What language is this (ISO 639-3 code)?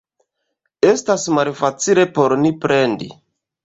epo